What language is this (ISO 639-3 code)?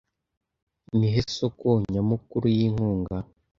kin